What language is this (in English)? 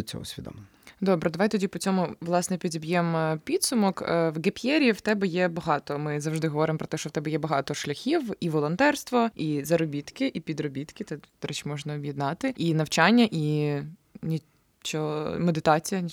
Ukrainian